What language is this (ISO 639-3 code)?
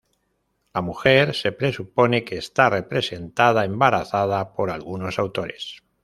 spa